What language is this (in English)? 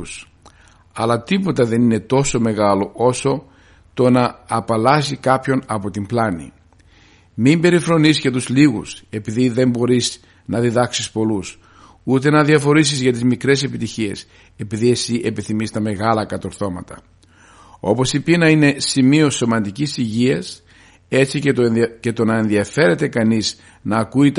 Greek